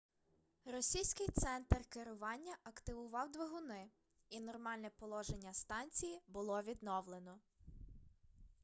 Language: Ukrainian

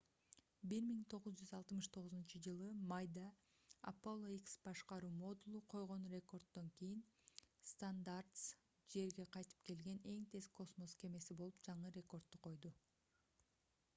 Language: Kyrgyz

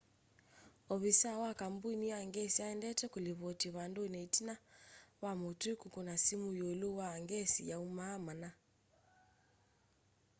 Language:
Kamba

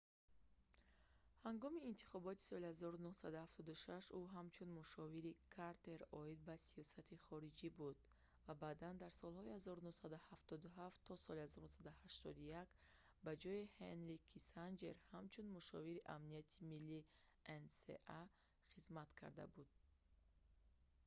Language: Tajik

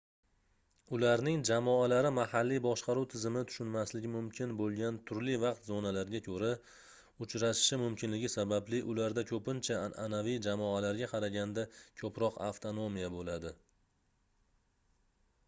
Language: Uzbek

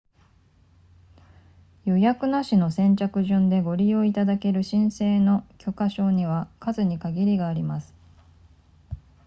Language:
Japanese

